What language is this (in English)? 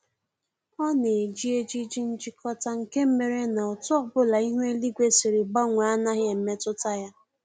Igbo